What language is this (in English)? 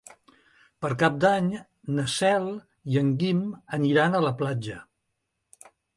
Catalan